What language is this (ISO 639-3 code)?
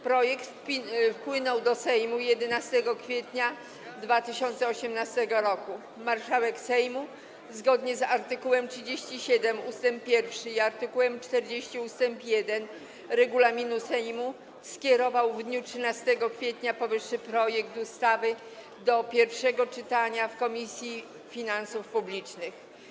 pol